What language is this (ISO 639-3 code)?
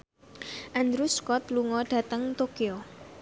jav